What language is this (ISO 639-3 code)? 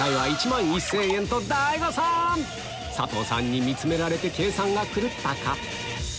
jpn